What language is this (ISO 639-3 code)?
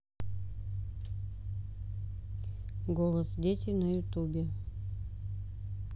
rus